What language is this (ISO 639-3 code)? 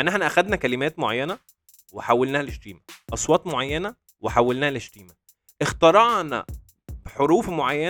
ara